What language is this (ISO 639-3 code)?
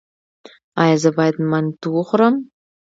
pus